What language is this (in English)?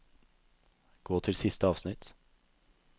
Norwegian